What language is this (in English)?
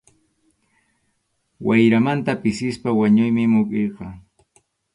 Arequipa-La Unión Quechua